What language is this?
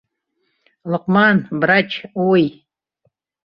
Bashkir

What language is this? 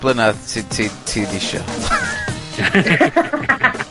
Welsh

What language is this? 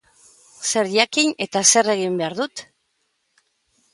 Basque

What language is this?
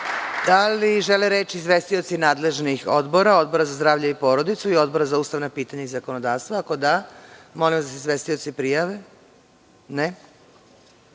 Serbian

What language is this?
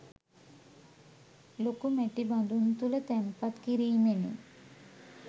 Sinhala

